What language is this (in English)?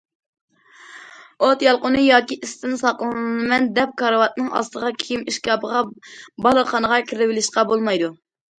Uyghur